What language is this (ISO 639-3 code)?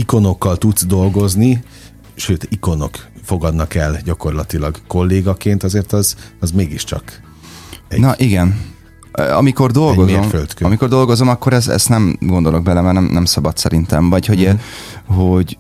hun